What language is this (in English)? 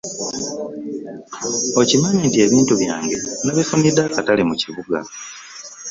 Ganda